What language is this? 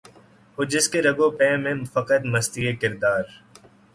Urdu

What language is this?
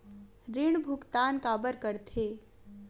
Chhattisgarhi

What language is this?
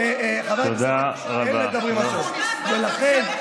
Hebrew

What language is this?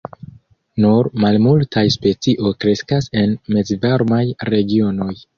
Esperanto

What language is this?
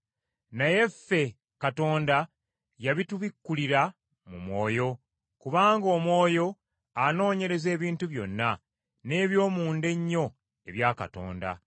Ganda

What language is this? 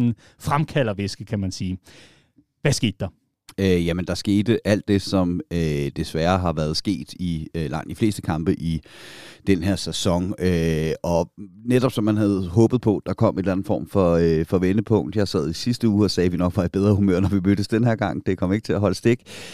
Danish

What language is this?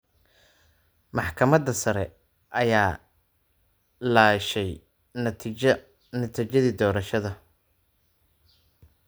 Somali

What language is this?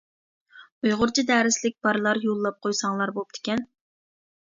Uyghur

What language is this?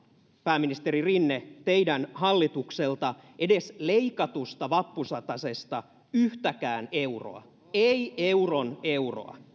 Finnish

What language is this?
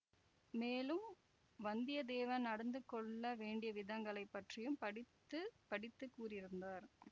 Tamil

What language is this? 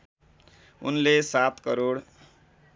Nepali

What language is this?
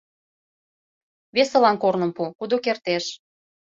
Mari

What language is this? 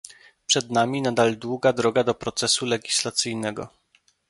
Polish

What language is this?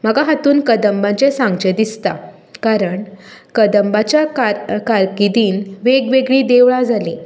Konkani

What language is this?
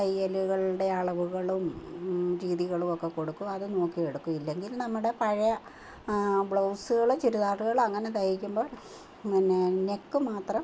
Malayalam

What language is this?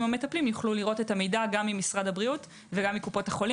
Hebrew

